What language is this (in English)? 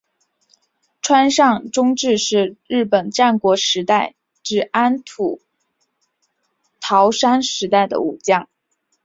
Chinese